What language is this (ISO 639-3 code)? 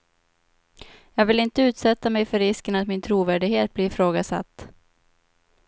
swe